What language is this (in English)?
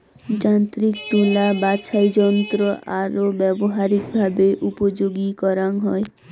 Bangla